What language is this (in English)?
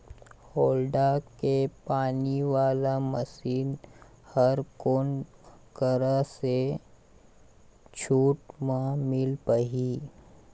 Chhattisgarhi